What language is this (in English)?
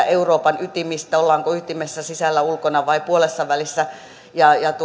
Finnish